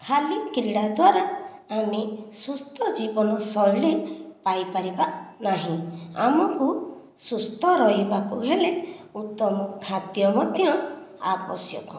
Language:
Odia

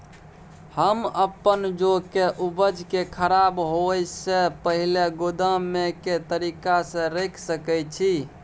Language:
Maithili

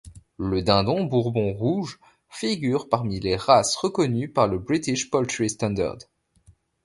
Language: French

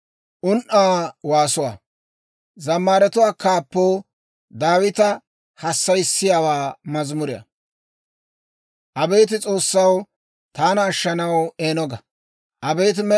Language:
Dawro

